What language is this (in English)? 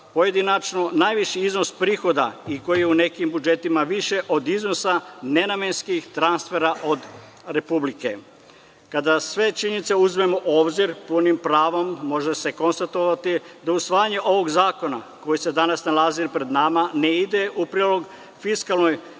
Serbian